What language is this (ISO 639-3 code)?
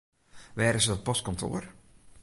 fry